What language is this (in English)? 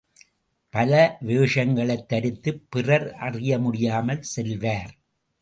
Tamil